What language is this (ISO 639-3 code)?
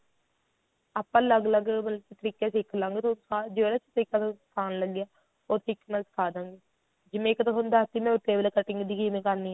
pan